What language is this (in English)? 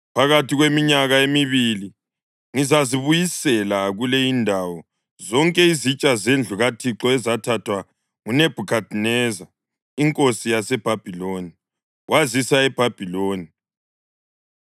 North Ndebele